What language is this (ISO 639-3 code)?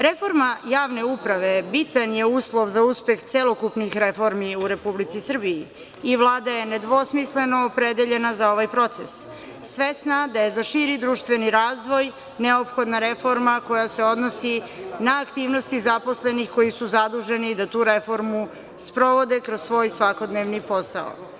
srp